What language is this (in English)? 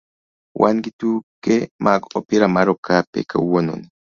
Luo (Kenya and Tanzania)